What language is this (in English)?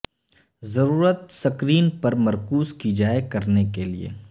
Urdu